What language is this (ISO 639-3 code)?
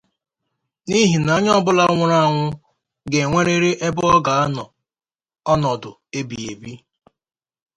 ibo